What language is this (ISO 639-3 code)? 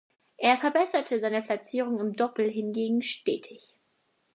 deu